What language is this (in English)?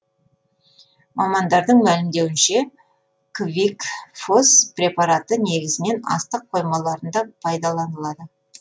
Kazakh